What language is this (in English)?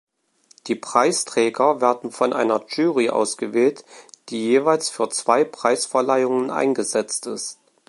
German